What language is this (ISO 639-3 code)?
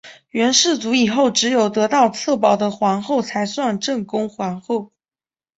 zho